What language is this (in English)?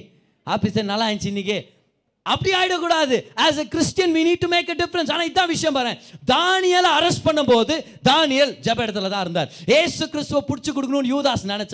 Tamil